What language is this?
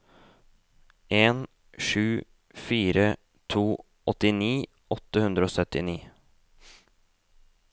Norwegian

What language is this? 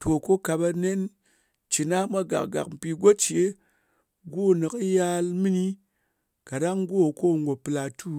Ngas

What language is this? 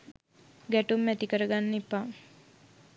Sinhala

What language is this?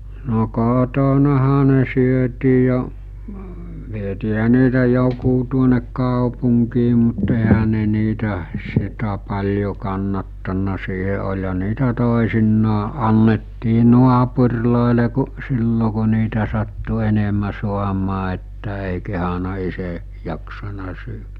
Finnish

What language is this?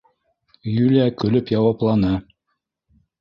Bashkir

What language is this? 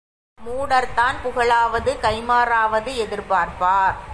Tamil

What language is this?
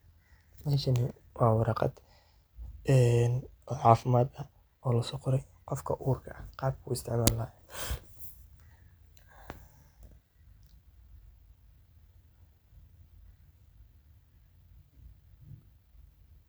Somali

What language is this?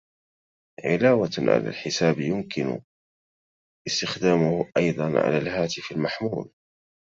Arabic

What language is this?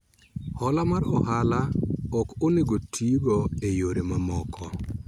Luo (Kenya and Tanzania)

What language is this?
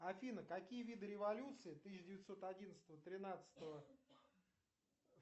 Russian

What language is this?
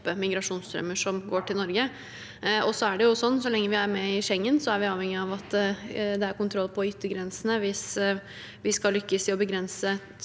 Norwegian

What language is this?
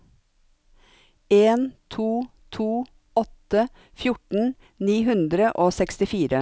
Norwegian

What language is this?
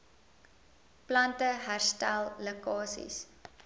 Afrikaans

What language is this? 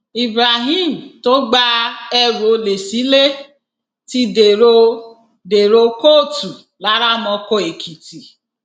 Yoruba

